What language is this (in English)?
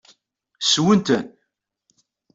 Kabyle